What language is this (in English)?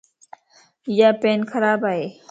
Lasi